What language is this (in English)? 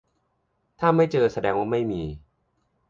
Thai